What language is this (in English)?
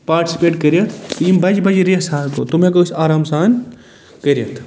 Kashmiri